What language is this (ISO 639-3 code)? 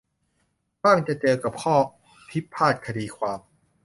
tha